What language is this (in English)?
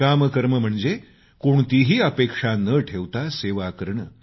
Marathi